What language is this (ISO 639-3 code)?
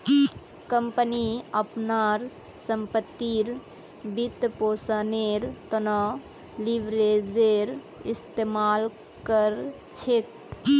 mag